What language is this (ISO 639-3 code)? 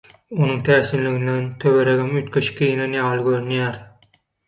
tuk